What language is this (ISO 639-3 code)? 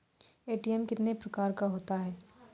mai